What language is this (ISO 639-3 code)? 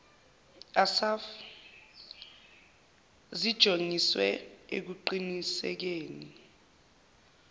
zul